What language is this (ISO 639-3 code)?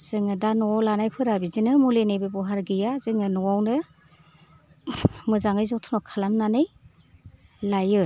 brx